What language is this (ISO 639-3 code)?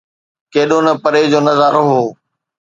snd